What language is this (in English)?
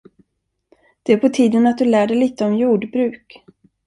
Swedish